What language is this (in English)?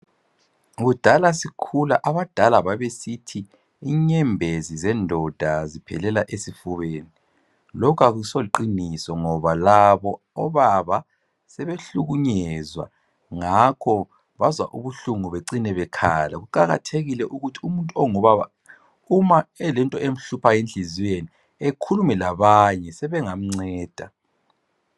North Ndebele